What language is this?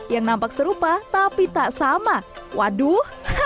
Indonesian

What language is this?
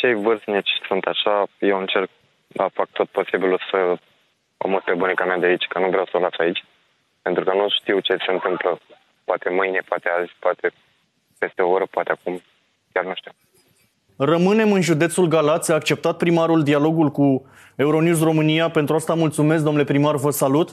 Romanian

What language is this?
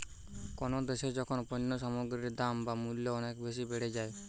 Bangla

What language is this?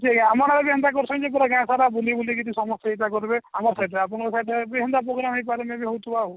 Odia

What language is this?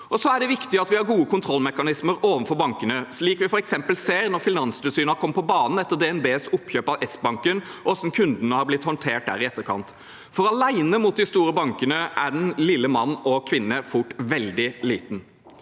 Norwegian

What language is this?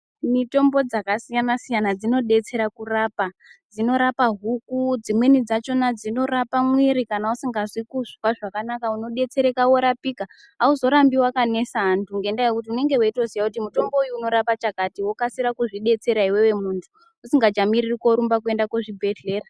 Ndau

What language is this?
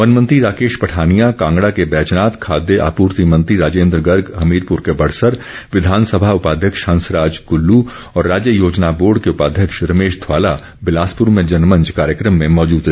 Hindi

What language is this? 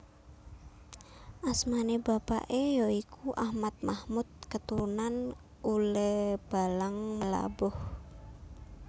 Javanese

